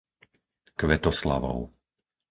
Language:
Slovak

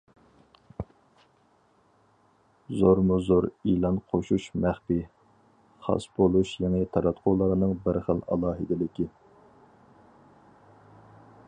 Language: Uyghur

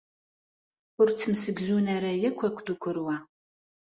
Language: Kabyle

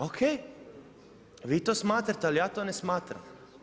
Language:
Croatian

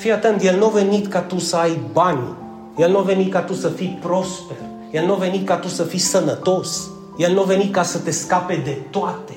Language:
Romanian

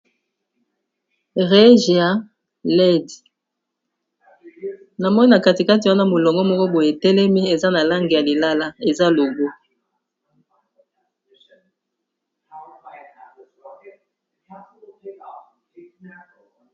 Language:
Lingala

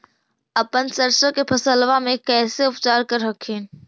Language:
Magahi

